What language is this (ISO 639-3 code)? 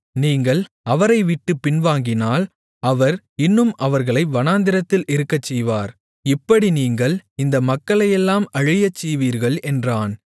tam